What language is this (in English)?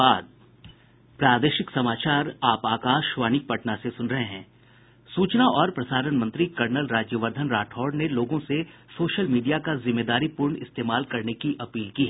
Hindi